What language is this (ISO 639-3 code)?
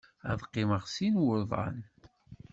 kab